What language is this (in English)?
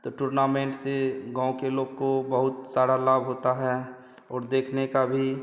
Hindi